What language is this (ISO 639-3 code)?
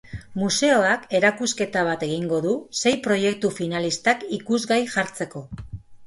eus